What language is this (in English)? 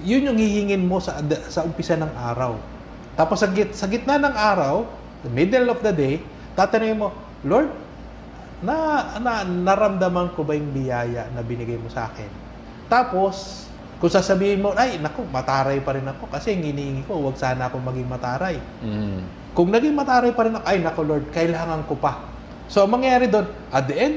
Filipino